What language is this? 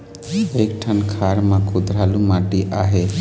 Chhattisgarhi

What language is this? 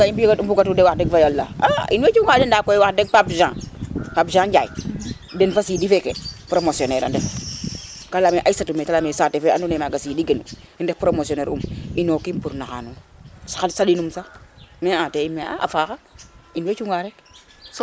Serer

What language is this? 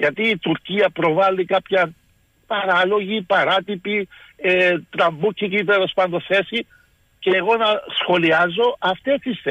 Greek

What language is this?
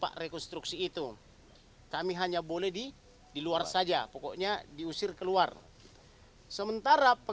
Indonesian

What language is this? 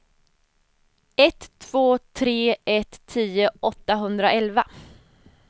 Swedish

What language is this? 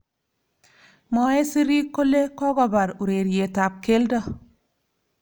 Kalenjin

